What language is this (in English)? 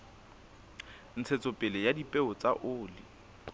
Southern Sotho